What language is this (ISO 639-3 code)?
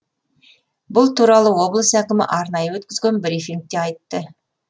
kaz